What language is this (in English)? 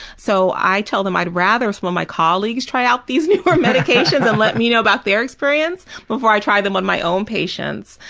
English